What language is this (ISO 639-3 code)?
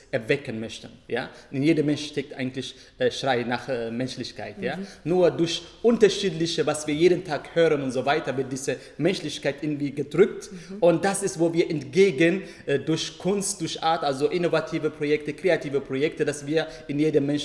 deu